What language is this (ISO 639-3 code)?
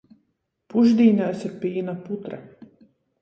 ltg